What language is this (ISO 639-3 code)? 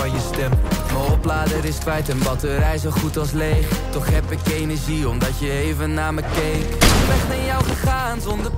nld